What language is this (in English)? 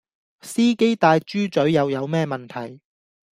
Cantonese